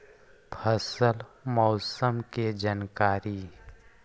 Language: Magahi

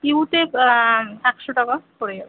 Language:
Bangla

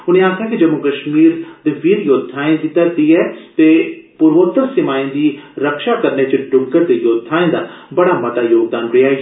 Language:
Dogri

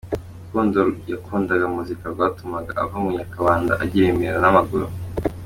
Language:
Kinyarwanda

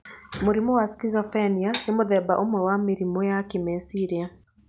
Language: Kikuyu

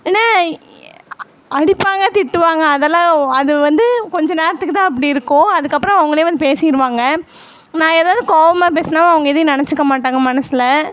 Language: Tamil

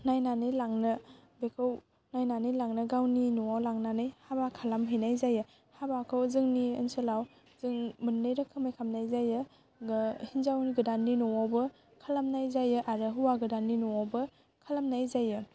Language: Bodo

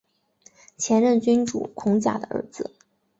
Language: Chinese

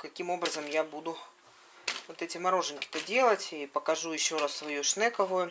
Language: Russian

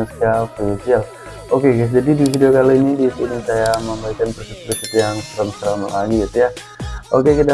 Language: Indonesian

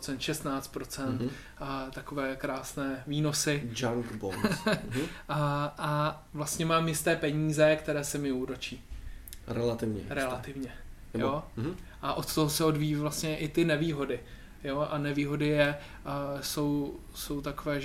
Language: Czech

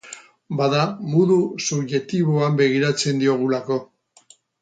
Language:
Basque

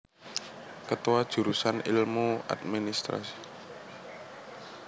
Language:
Javanese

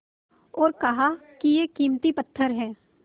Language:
Hindi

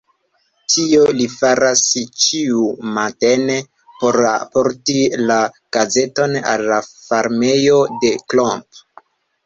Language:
Esperanto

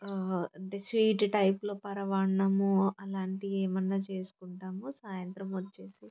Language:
Telugu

